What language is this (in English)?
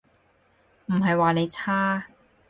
Cantonese